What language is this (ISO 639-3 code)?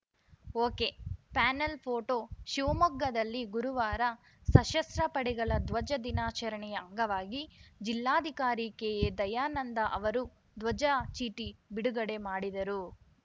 kan